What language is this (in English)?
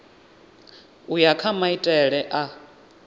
Venda